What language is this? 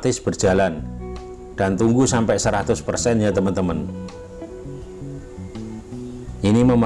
Indonesian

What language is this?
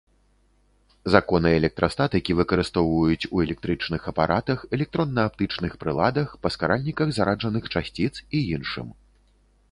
Belarusian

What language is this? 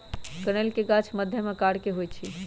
Magahi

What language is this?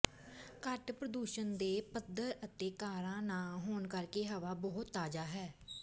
Punjabi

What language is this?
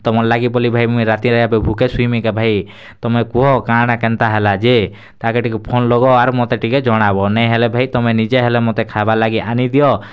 Odia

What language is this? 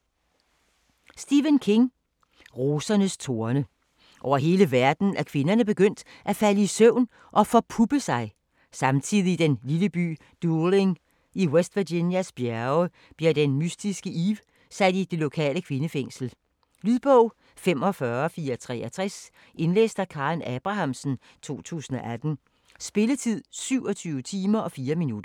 Danish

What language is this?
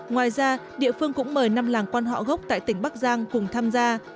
Vietnamese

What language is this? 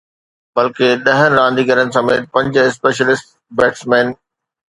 Sindhi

